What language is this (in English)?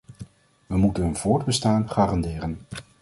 Dutch